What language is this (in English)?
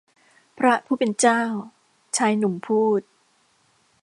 Thai